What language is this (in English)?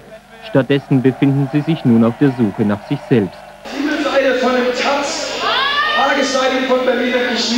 German